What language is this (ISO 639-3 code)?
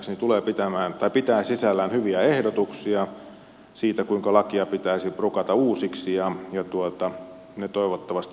fin